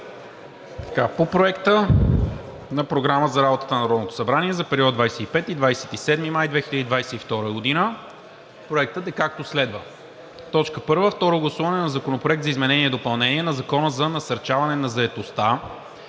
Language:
Bulgarian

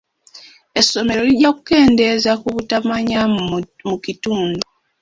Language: Ganda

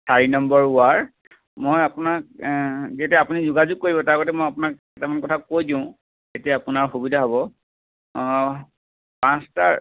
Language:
Assamese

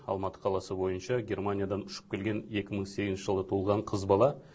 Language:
Kazakh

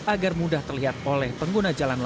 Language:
Indonesian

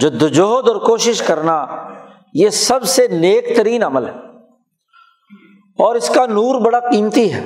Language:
Urdu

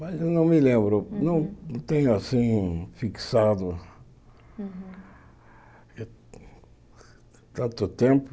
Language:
Portuguese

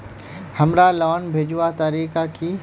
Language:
Magahi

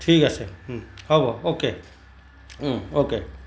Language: Assamese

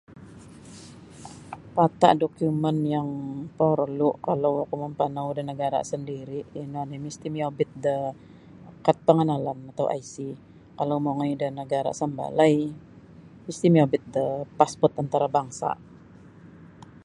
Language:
Sabah Bisaya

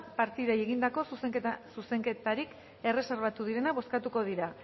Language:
Basque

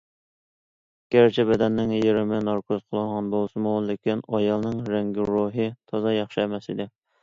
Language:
Uyghur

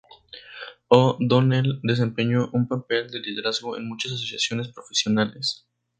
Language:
Spanish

